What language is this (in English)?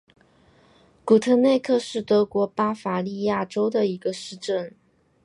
Chinese